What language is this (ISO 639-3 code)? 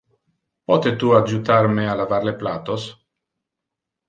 ina